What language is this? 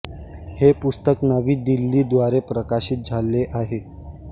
Marathi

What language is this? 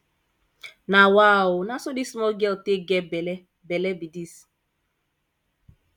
Nigerian Pidgin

